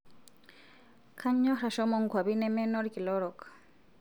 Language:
Masai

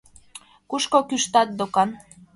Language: Mari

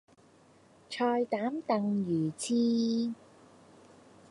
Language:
Cantonese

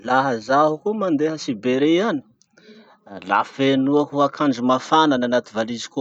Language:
Masikoro Malagasy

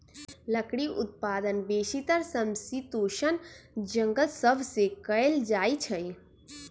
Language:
Magahi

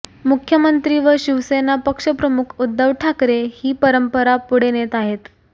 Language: Marathi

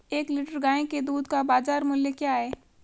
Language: Hindi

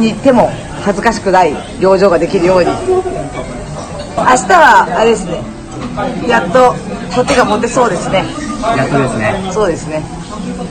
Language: Japanese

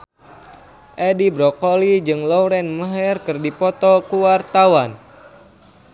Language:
Sundanese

